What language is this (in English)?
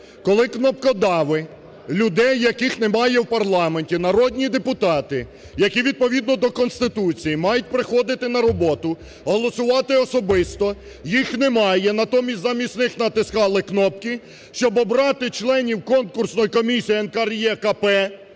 Ukrainian